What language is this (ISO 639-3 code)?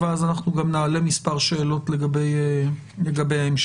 heb